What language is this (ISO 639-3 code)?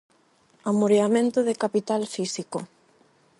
glg